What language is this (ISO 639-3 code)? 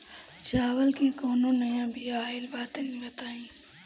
bho